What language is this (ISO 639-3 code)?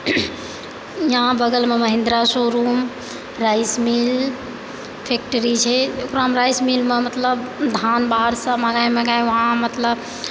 mai